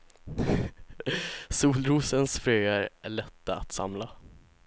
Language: Swedish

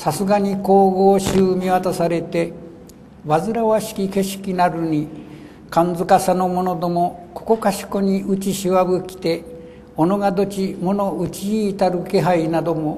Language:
Japanese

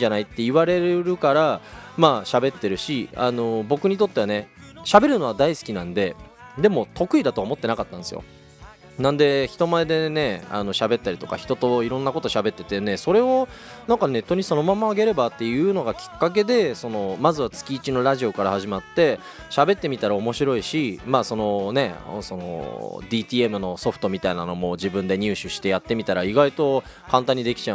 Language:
Japanese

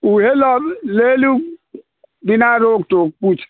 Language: Maithili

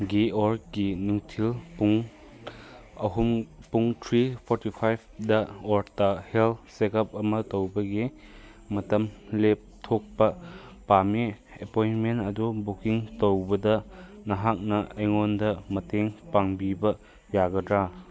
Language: Manipuri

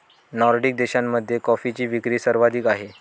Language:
Marathi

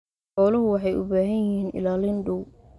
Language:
Somali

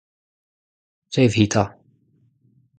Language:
Breton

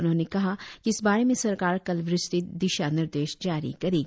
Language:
Hindi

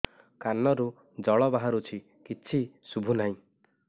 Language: Odia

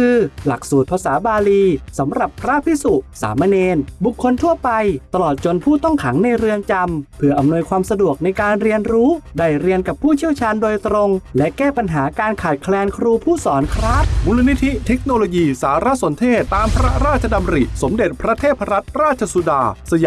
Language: Thai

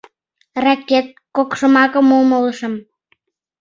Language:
Mari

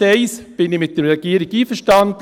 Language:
Swiss German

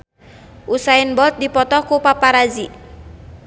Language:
Sundanese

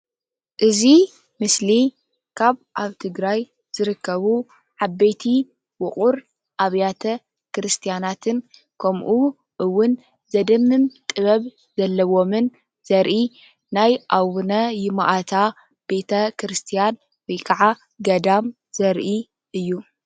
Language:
Tigrinya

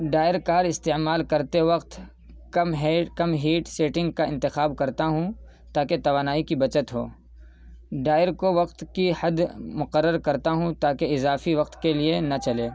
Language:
Urdu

